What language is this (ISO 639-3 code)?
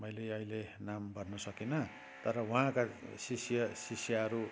nep